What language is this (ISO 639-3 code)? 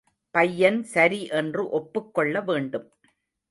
tam